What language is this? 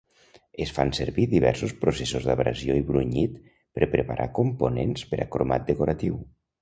Catalan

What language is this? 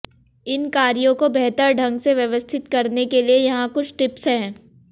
Hindi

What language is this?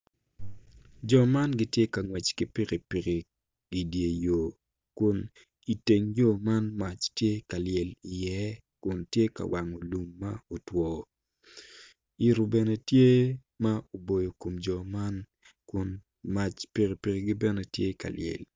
Acoli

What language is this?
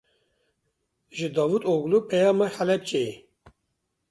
Kurdish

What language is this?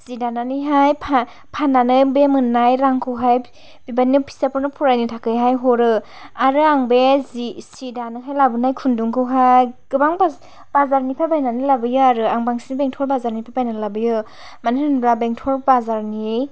Bodo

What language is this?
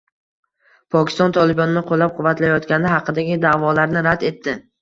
Uzbek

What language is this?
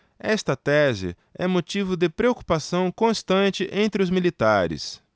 Portuguese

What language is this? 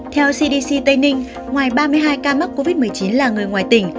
Vietnamese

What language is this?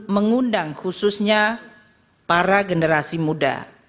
Indonesian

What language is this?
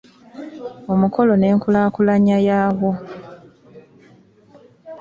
Ganda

